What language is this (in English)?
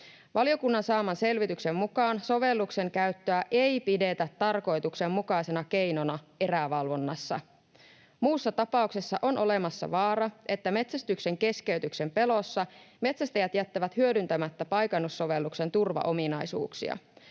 Finnish